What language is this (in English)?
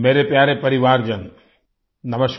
Hindi